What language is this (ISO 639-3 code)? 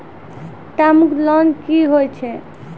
mai